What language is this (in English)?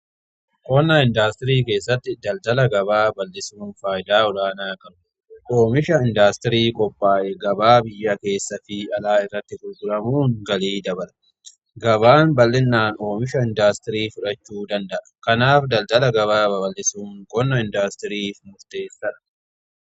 Oromo